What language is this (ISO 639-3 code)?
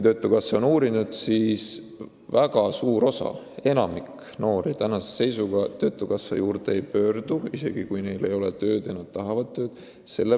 est